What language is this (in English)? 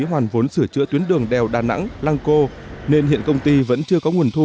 Vietnamese